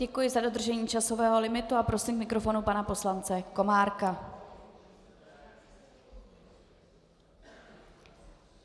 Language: Czech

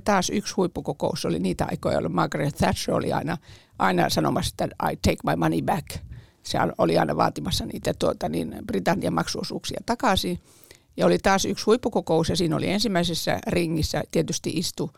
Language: Finnish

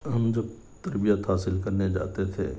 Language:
Urdu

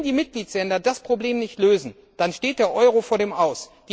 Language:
German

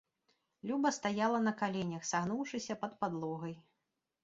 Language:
Belarusian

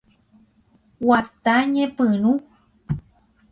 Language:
Guarani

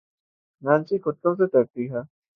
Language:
Urdu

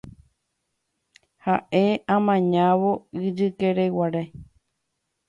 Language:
Guarani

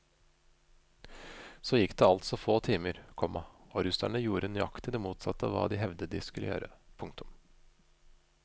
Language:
Norwegian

